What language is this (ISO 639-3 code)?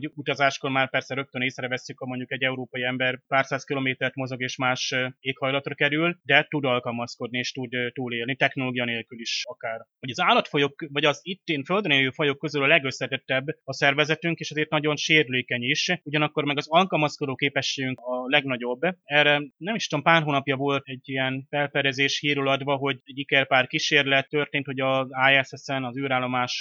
hun